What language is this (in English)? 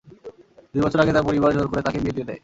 Bangla